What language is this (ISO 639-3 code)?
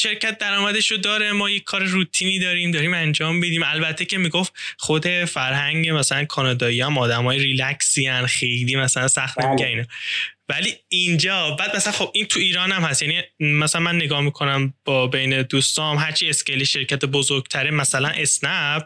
fas